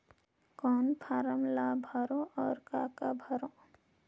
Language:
Chhattisgarhi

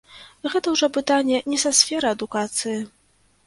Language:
Belarusian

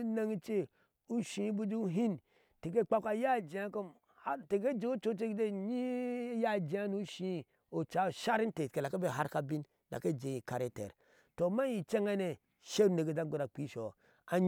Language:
Ashe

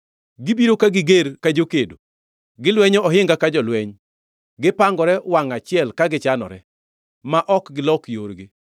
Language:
Luo (Kenya and Tanzania)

